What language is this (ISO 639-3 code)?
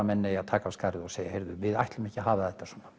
isl